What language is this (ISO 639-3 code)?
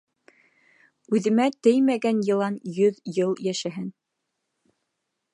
bak